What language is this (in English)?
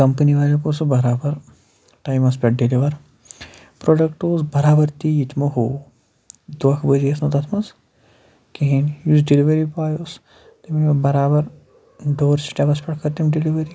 Kashmiri